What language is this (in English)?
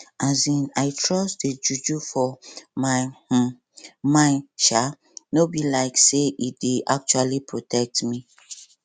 Nigerian Pidgin